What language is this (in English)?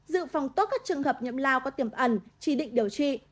Vietnamese